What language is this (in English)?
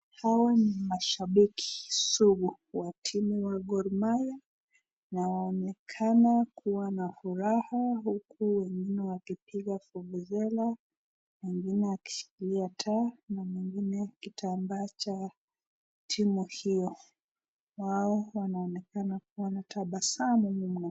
Swahili